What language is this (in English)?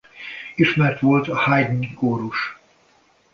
Hungarian